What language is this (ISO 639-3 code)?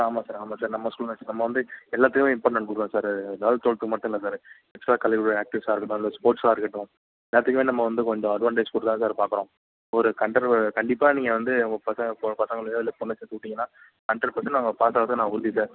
tam